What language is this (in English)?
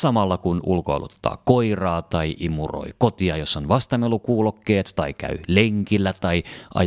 Finnish